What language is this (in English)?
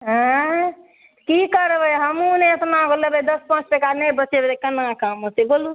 Maithili